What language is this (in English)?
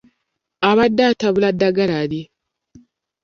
Ganda